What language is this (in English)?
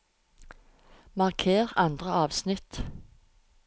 Norwegian